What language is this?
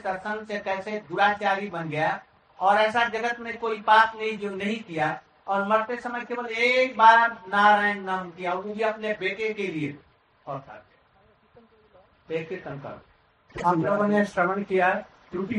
Hindi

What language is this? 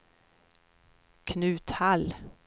Swedish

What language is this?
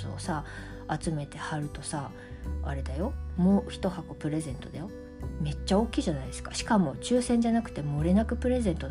Japanese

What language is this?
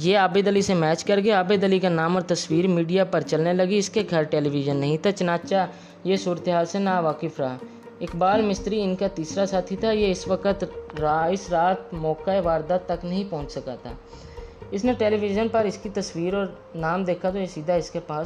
Urdu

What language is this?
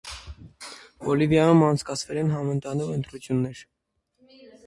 Armenian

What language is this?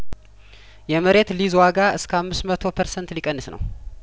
Amharic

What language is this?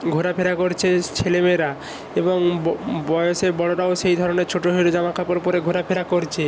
Bangla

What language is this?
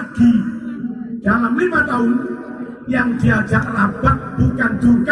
Indonesian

